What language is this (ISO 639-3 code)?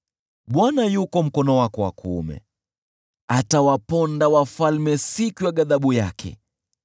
swa